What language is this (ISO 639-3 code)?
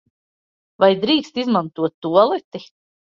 lav